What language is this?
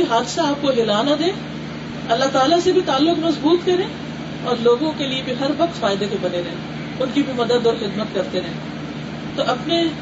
Urdu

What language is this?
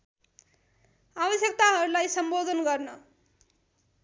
Nepali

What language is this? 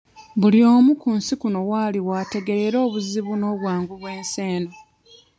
Ganda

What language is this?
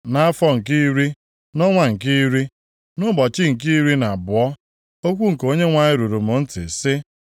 Igbo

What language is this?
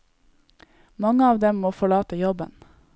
Norwegian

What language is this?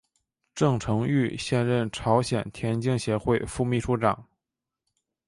Chinese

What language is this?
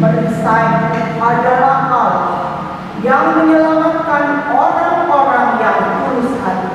Indonesian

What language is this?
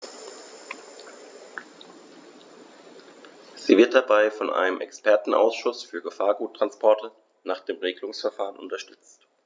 German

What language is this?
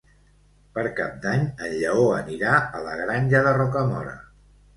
Catalan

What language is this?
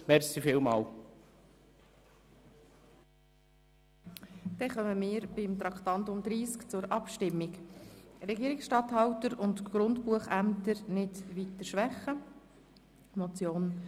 Swiss German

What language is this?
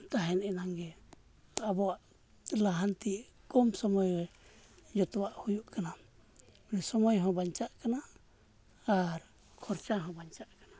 Santali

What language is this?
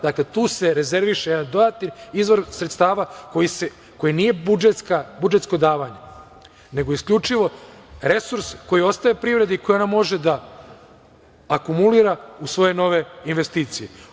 Serbian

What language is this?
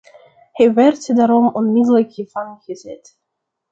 Dutch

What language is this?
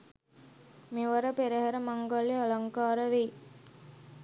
Sinhala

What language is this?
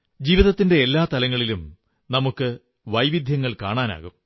Malayalam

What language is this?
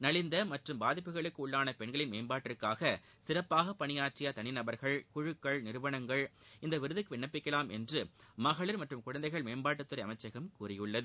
Tamil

